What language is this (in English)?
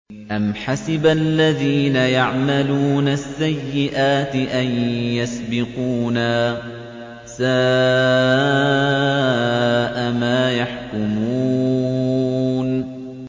Arabic